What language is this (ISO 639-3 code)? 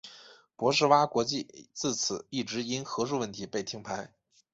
zho